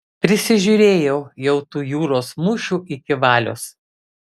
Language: Lithuanian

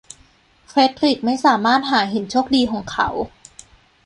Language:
Thai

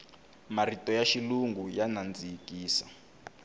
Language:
Tsonga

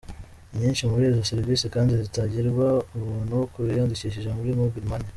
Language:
Kinyarwanda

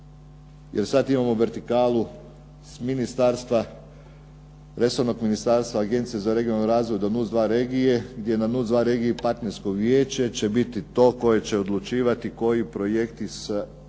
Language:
Croatian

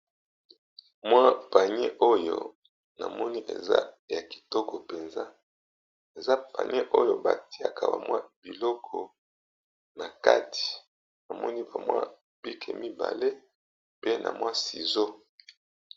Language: Lingala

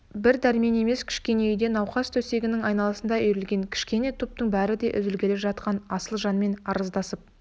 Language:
Kazakh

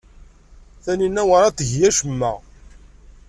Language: Kabyle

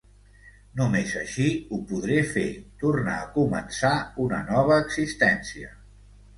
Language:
Catalan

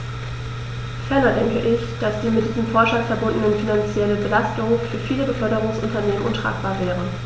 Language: German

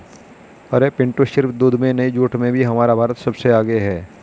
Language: Hindi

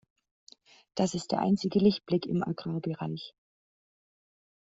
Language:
German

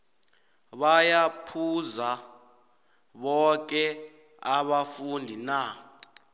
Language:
South Ndebele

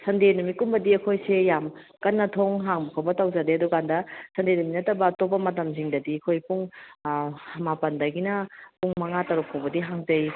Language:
Manipuri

